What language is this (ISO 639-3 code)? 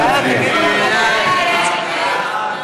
heb